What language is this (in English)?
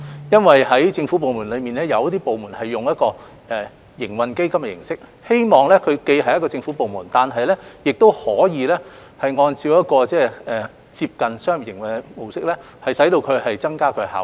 Cantonese